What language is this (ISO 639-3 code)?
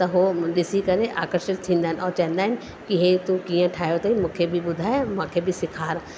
snd